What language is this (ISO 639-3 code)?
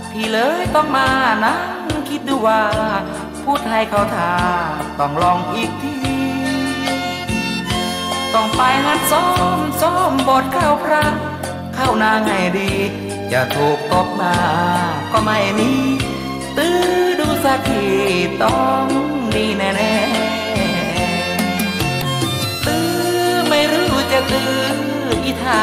tha